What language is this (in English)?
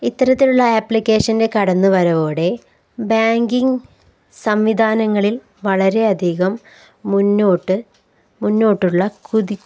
Malayalam